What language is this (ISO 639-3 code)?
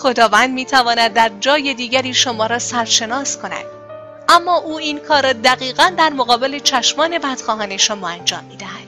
fas